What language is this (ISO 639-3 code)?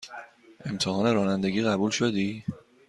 fas